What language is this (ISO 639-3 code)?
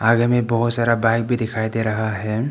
hin